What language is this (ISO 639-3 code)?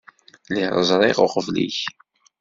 kab